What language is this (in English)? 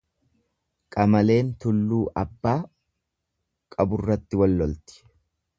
Oromo